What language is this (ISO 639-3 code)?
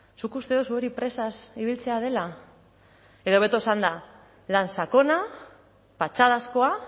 eus